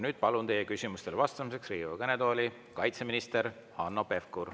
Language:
Estonian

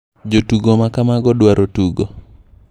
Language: Luo (Kenya and Tanzania)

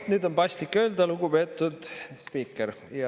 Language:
Estonian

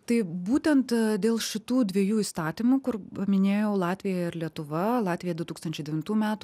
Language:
Lithuanian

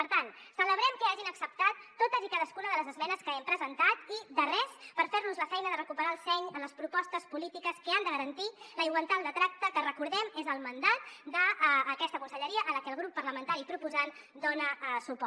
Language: Catalan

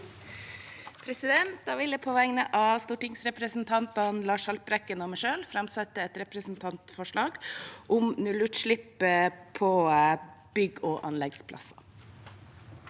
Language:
Norwegian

